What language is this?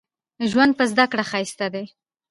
Pashto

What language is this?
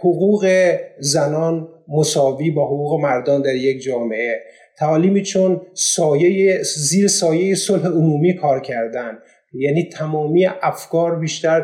Persian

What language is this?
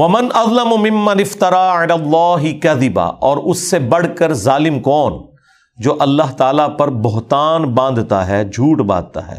Urdu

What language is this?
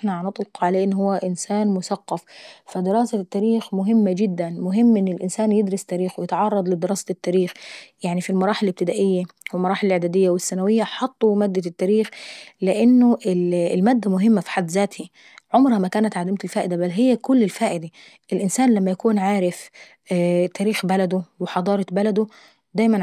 Saidi Arabic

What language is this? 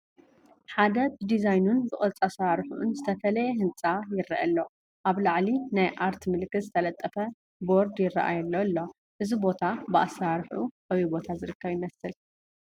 Tigrinya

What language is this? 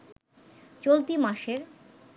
Bangla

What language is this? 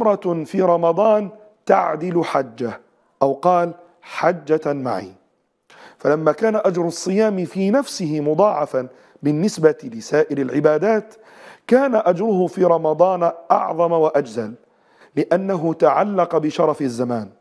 Arabic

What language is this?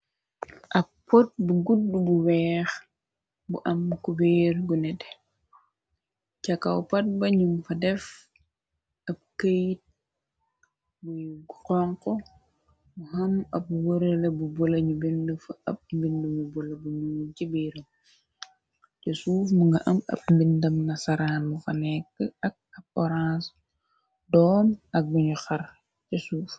Wolof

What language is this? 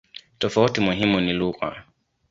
Swahili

